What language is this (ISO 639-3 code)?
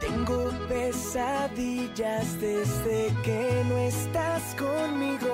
spa